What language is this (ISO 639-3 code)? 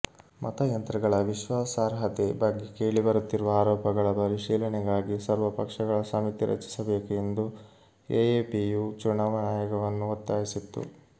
kan